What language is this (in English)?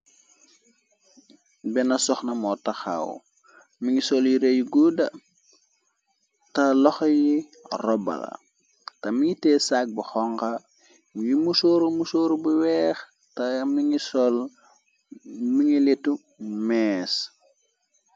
Wolof